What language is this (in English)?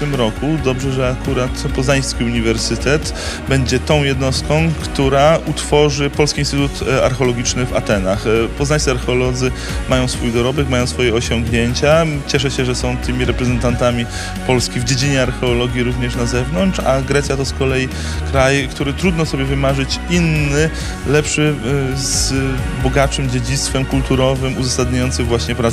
Polish